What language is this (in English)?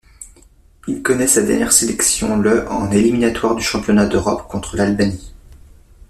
French